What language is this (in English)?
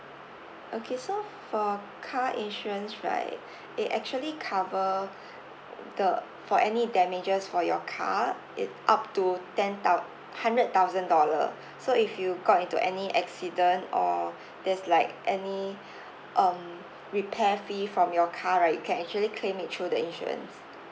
English